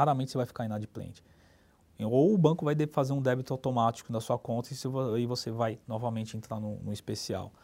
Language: Portuguese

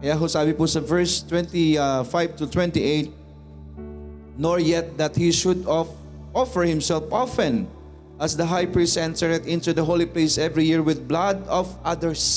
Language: Filipino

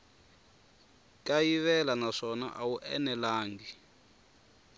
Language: Tsonga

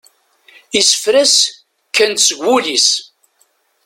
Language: Kabyle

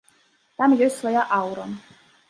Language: Belarusian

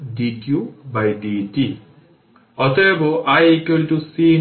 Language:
Bangla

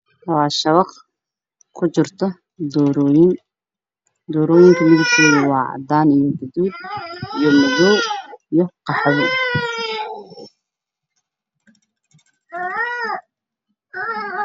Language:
Somali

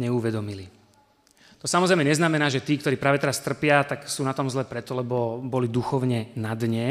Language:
Slovak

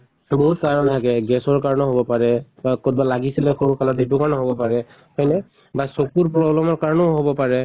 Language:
Assamese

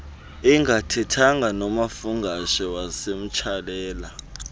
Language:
Xhosa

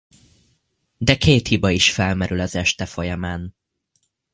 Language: Hungarian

